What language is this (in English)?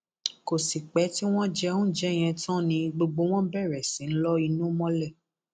Yoruba